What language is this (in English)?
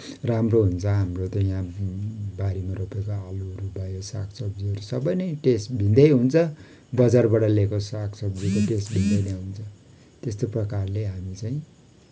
Nepali